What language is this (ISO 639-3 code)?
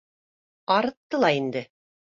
bak